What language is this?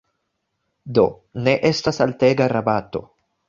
Esperanto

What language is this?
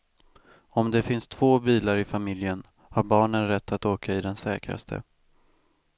Swedish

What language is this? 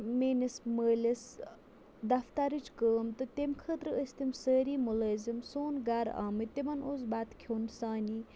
Kashmiri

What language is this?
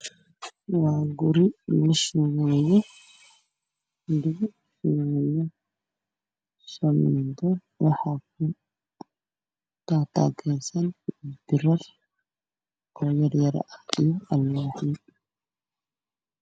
Somali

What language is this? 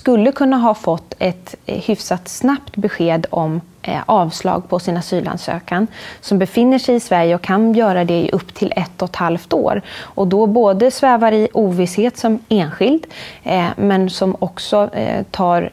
Swedish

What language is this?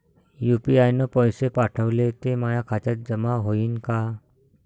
Marathi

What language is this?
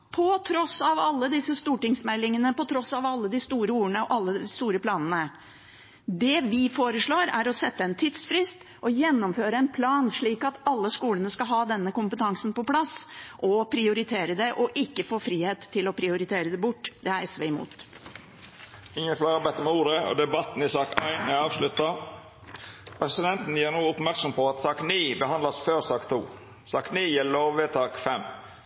Norwegian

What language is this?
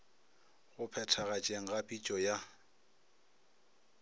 Northern Sotho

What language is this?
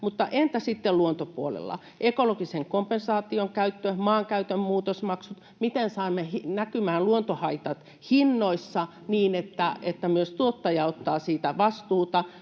Finnish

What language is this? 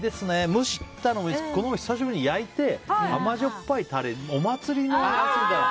Japanese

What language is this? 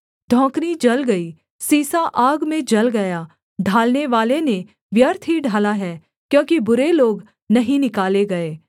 Hindi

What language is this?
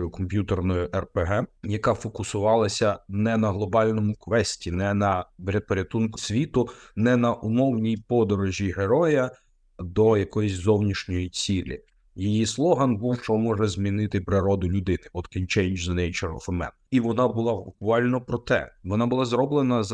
Ukrainian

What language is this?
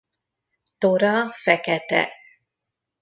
Hungarian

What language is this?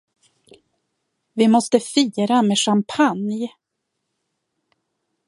Swedish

